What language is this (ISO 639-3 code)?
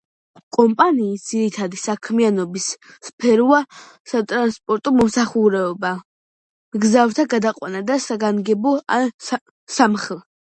kat